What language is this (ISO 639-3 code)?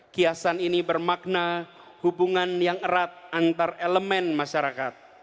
ind